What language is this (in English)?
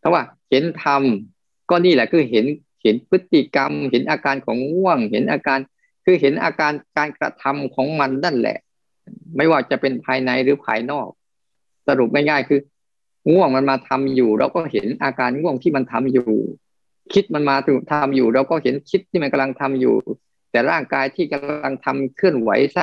Thai